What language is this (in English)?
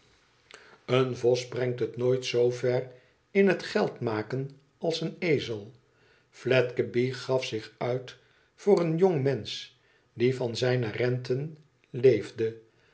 Dutch